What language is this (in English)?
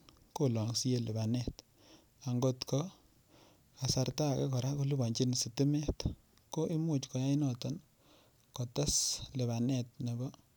Kalenjin